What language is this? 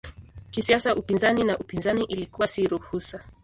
Swahili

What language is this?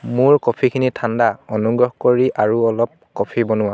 Assamese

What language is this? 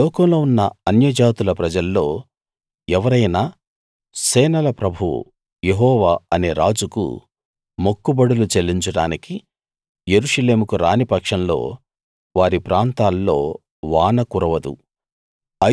Telugu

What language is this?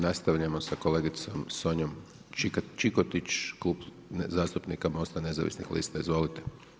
Croatian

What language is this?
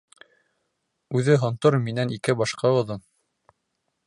Bashkir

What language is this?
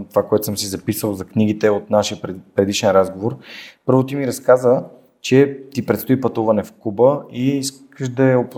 Bulgarian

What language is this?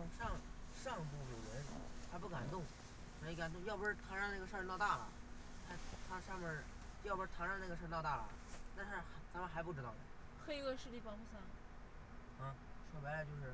Chinese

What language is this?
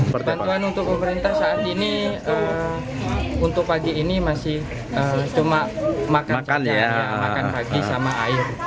Indonesian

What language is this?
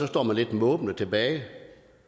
Danish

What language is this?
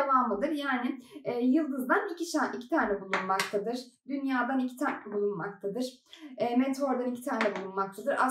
Turkish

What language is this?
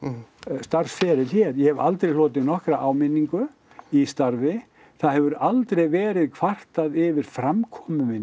Icelandic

